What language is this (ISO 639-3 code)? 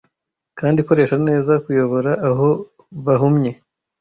kin